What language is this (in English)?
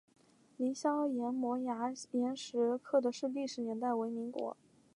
Chinese